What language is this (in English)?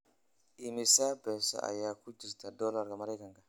Somali